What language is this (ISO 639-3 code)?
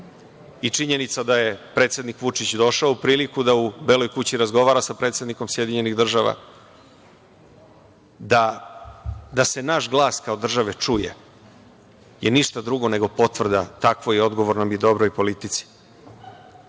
srp